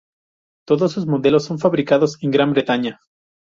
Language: Spanish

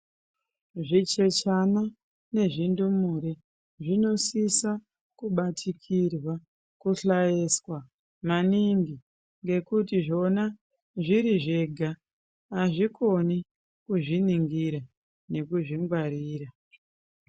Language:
Ndau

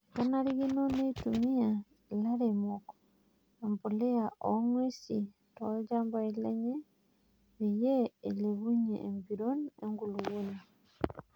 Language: Masai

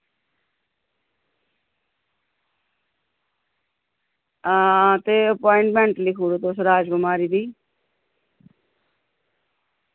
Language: Dogri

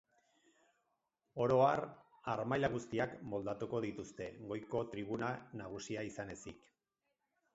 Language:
Basque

